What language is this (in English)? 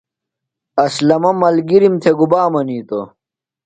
Phalura